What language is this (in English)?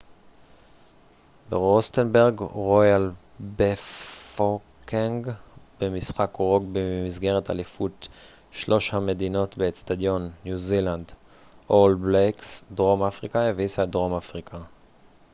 Hebrew